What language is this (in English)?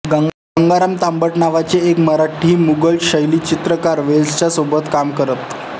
Marathi